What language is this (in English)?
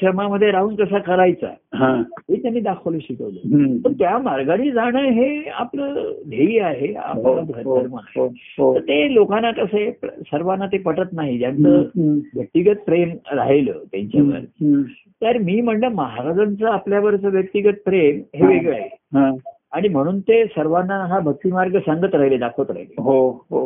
Marathi